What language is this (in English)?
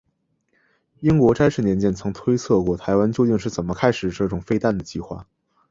Chinese